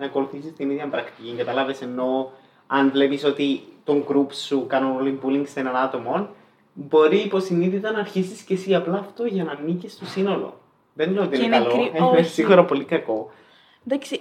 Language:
Greek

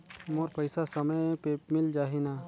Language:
Chhattisgarhi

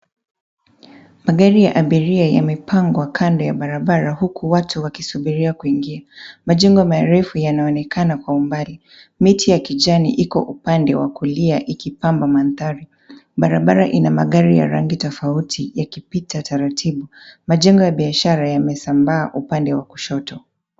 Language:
Swahili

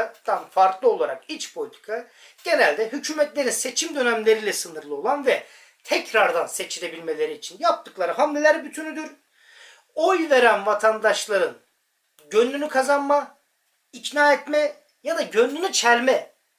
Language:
Turkish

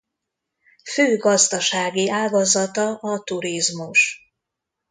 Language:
Hungarian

